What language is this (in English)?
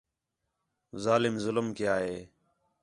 Khetrani